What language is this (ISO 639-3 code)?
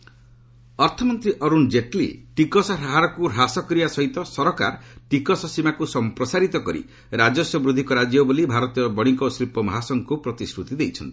ori